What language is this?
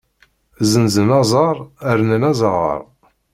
Kabyle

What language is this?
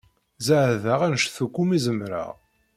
Kabyle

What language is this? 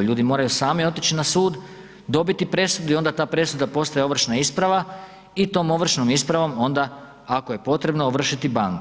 Croatian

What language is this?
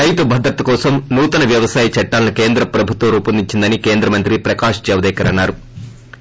Telugu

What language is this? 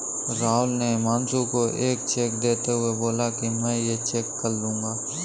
Hindi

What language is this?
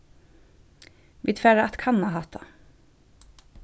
Faroese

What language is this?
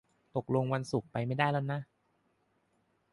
Thai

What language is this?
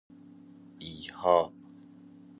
Persian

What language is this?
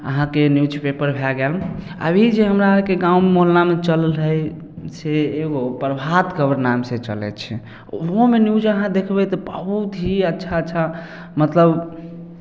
Maithili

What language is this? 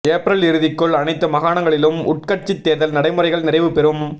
Tamil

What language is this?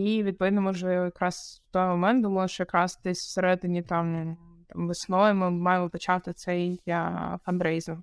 Ukrainian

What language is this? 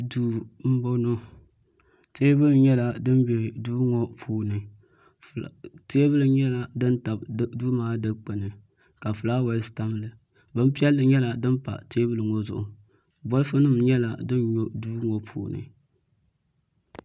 Dagbani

